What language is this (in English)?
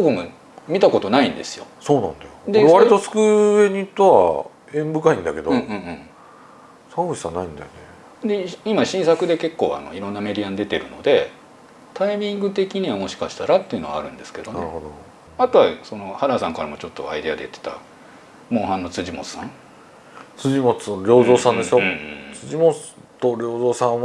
Japanese